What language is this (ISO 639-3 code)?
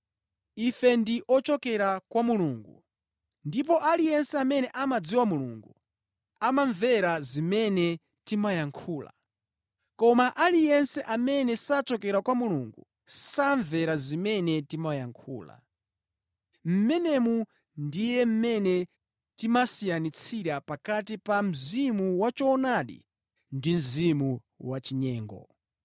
nya